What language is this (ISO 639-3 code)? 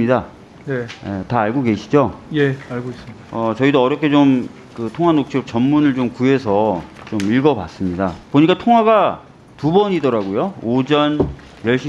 kor